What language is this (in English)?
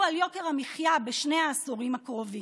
Hebrew